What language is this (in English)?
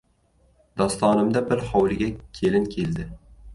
Uzbek